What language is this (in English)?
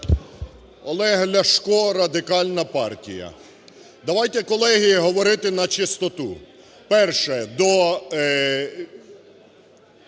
Ukrainian